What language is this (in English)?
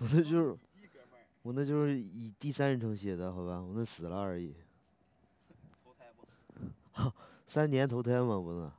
Chinese